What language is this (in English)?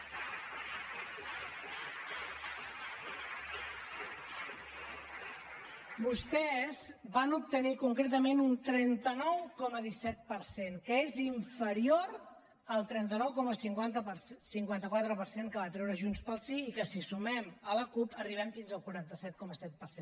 Catalan